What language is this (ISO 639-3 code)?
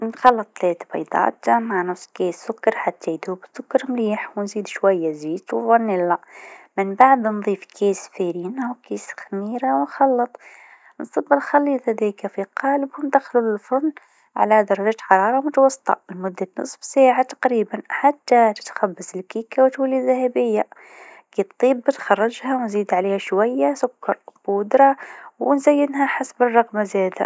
aeb